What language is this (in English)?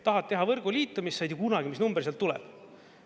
Estonian